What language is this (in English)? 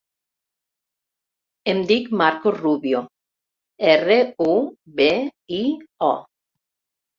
Catalan